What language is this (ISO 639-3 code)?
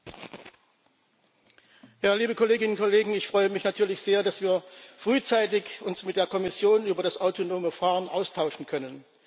deu